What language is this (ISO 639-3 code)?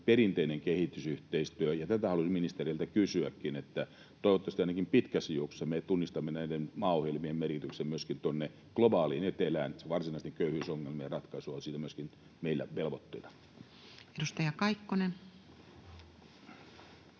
fin